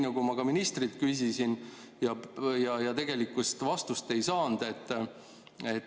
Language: Estonian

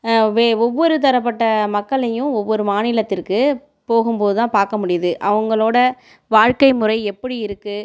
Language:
Tamil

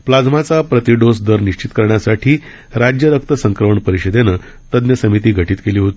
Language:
Marathi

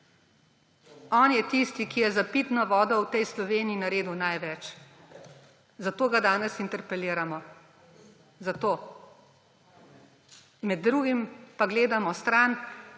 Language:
Slovenian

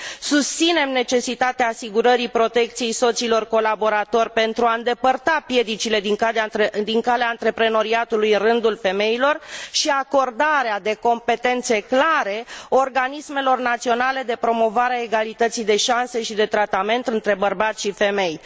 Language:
Romanian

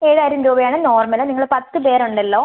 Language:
Malayalam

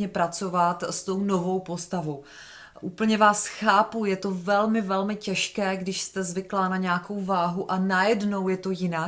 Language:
Czech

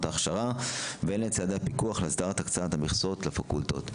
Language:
Hebrew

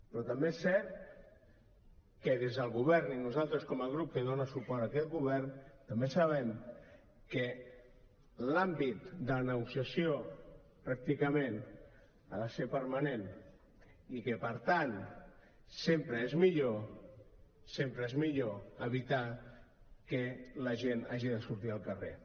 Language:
Catalan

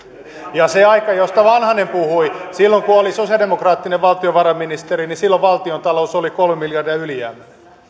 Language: Finnish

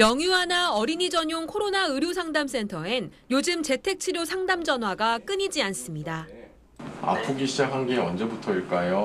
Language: Korean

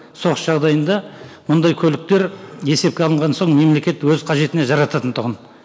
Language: Kazakh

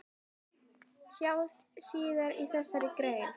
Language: Icelandic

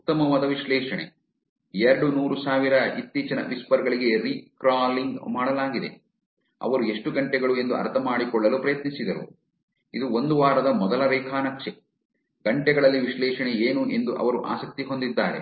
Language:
Kannada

